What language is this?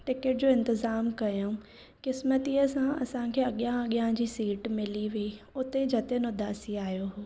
Sindhi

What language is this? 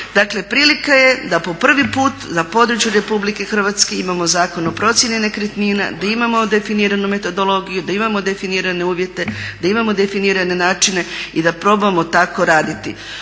Croatian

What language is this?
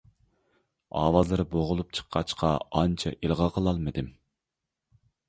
Uyghur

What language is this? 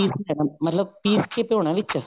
Punjabi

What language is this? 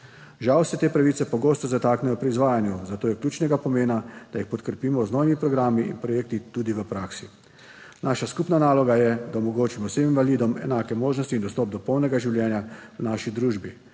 Slovenian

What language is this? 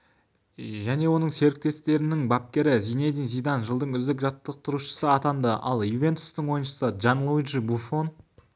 Kazakh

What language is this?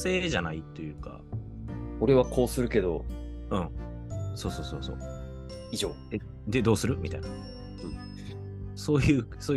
Japanese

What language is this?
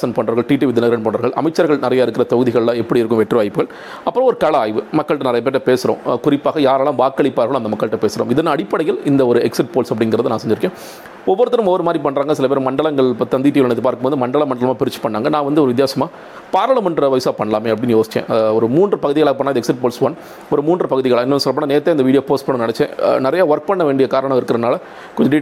Tamil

